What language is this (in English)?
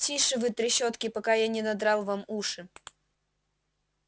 Russian